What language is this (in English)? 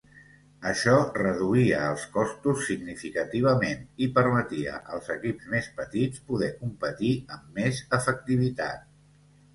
Catalan